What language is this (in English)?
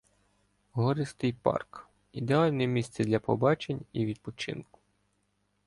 Ukrainian